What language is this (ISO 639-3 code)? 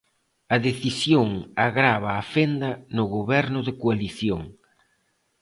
glg